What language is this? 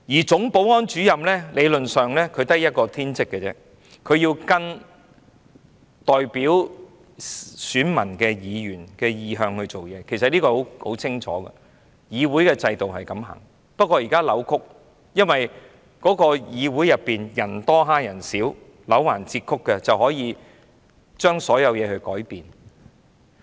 Cantonese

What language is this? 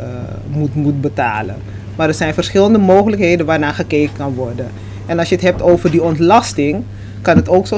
Dutch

